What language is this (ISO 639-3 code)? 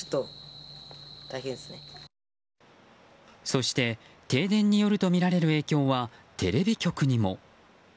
jpn